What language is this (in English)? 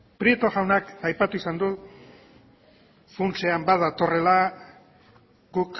Basque